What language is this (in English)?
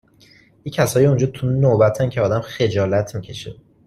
Persian